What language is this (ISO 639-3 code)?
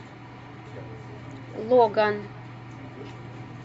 rus